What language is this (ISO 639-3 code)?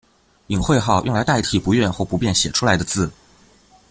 zho